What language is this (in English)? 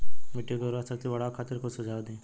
Bhojpuri